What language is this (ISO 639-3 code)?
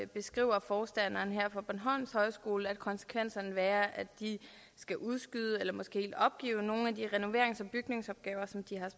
dan